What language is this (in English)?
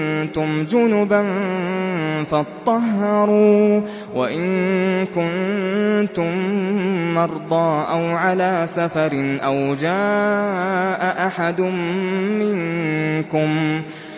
Arabic